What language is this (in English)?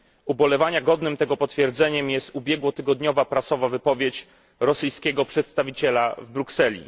Polish